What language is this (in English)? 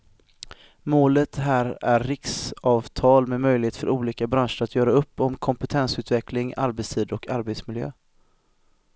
Swedish